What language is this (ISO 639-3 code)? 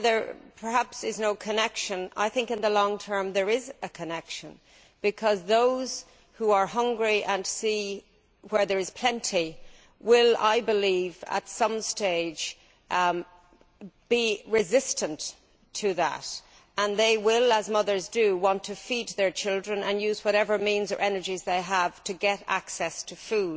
eng